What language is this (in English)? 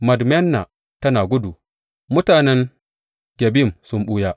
Hausa